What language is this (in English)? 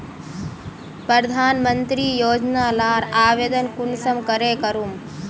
Magahi